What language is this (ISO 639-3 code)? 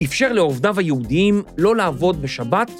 heb